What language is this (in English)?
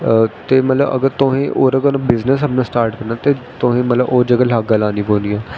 Dogri